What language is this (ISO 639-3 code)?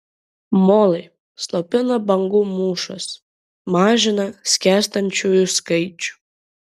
lit